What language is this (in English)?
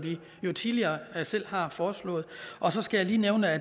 Danish